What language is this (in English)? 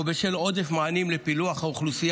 Hebrew